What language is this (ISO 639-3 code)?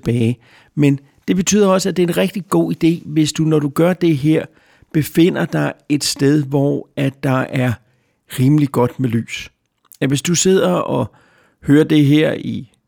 dan